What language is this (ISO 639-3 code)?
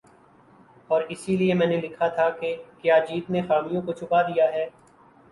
urd